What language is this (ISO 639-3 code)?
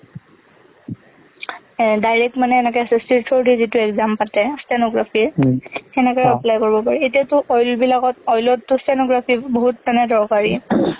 asm